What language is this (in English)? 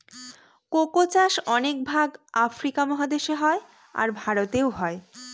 Bangla